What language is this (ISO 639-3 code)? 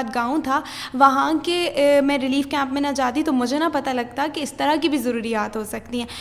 urd